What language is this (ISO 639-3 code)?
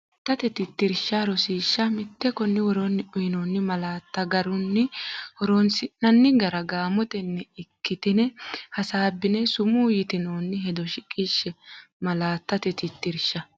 sid